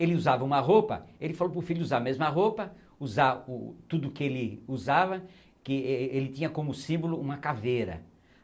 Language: Portuguese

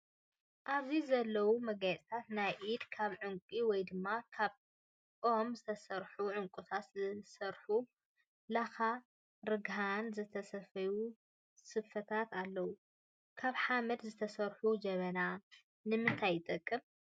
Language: Tigrinya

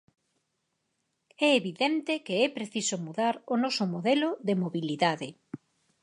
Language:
Galician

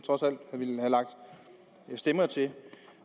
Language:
Danish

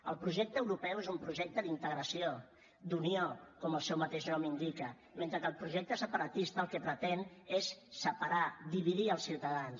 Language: Catalan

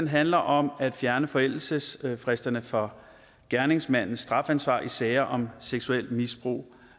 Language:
Danish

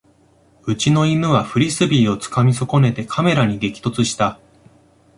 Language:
Japanese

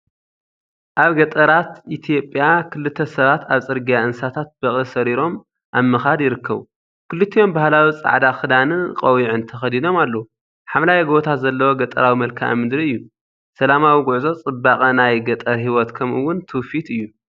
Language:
Tigrinya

